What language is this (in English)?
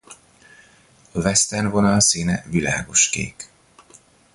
Hungarian